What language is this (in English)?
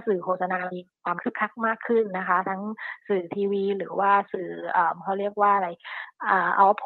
Thai